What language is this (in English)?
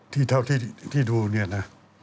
Thai